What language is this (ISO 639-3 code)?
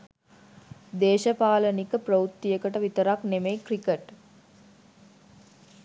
sin